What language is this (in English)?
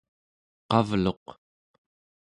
Central Yupik